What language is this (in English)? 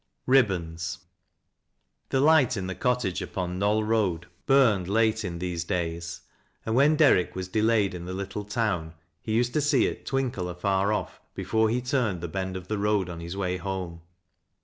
English